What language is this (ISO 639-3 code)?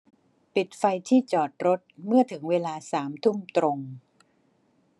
tha